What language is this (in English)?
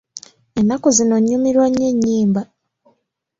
Ganda